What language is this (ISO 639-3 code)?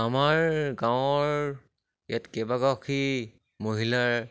asm